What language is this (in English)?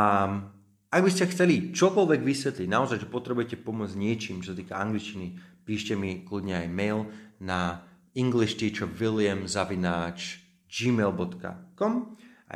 Slovak